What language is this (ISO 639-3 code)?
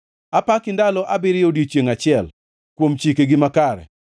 luo